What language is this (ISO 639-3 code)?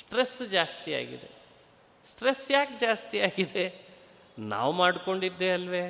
kan